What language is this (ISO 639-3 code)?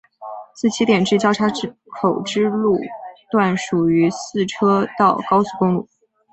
zho